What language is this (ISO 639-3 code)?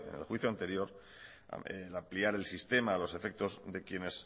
spa